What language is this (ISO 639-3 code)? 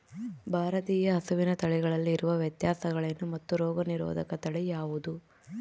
kan